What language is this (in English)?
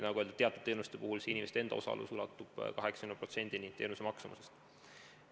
Estonian